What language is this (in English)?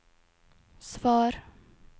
Norwegian